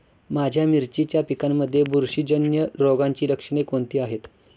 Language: Marathi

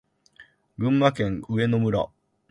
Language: Japanese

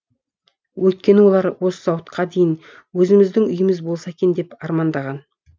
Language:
Kazakh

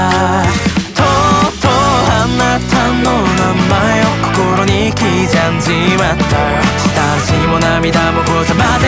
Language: Korean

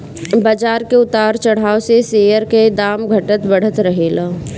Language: Bhojpuri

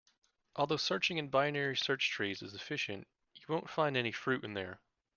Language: English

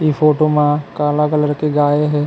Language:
Chhattisgarhi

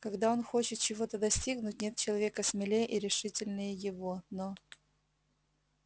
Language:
Russian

